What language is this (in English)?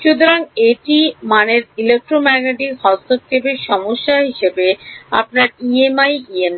Bangla